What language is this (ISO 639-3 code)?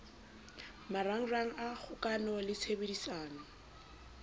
sot